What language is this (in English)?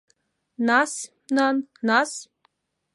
Abkhazian